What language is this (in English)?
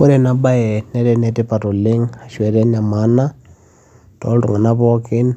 Masai